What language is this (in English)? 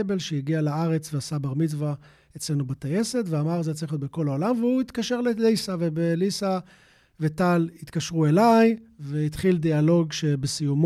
Hebrew